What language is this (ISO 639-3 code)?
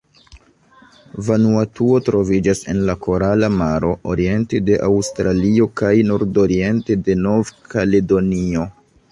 epo